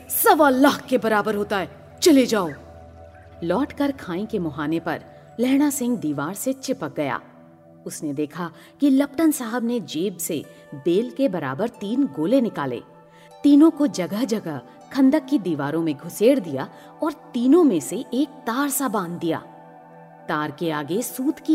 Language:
Hindi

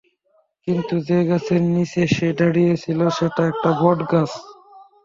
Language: Bangla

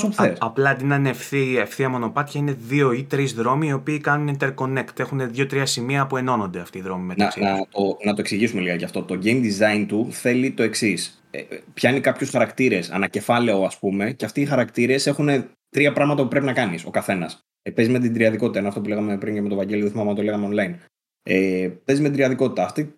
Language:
Greek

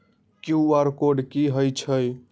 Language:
Magahi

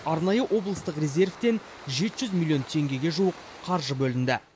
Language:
Kazakh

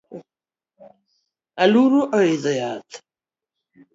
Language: Luo (Kenya and Tanzania)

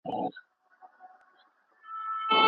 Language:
Pashto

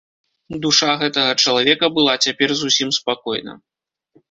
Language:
Belarusian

